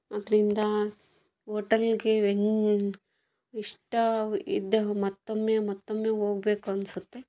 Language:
Kannada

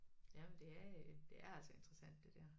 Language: Danish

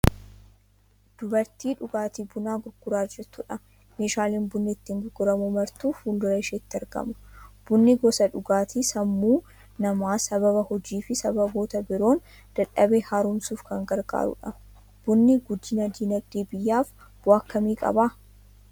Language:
Oromo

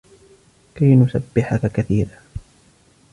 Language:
Arabic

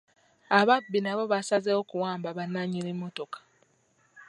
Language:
Ganda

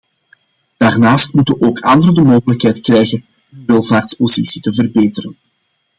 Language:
Dutch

